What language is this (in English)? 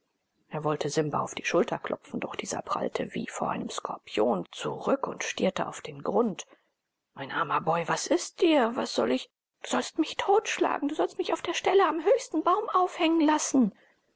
German